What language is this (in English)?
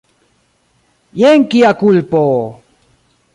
Esperanto